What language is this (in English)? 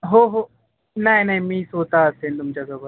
Marathi